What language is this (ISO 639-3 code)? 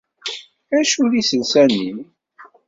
kab